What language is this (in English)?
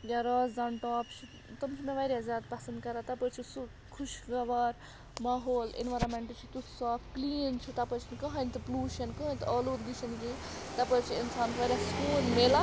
Kashmiri